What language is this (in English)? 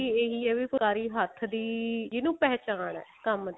Punjabi